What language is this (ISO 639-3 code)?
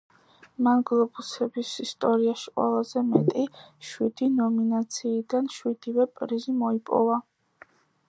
kat